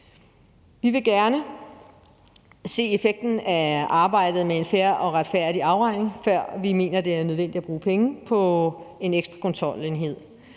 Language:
Danish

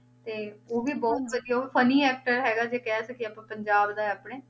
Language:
Punjabi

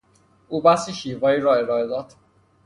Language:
Persian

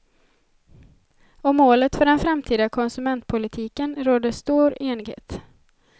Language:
Swedish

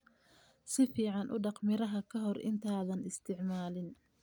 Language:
Somali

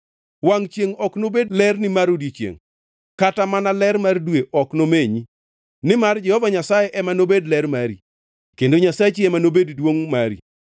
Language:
Luo (Kenya and Tanzania)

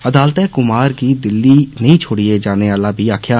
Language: Dogri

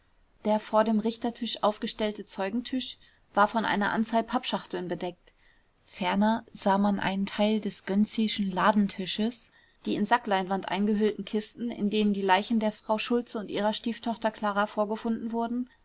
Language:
German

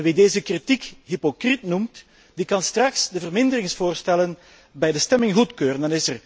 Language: Dutch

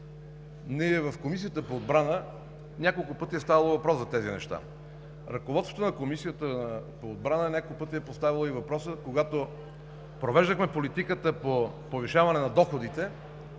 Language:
Bulgarian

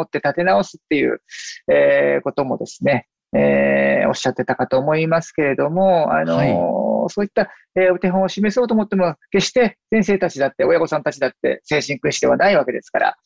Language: Japanese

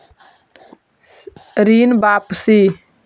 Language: Magahi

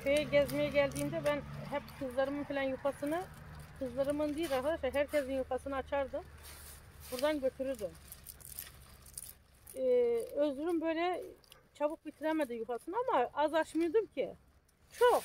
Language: Turkish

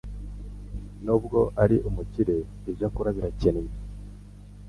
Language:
Kinyarwanda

